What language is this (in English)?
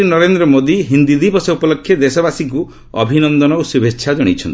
Odia